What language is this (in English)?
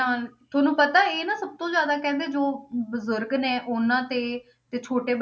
Punjabi